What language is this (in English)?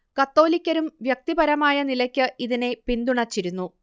Malayalam